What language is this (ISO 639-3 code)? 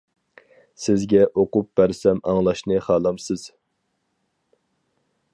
uig